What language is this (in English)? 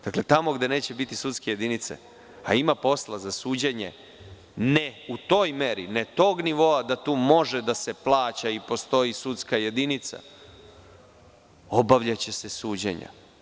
Serbian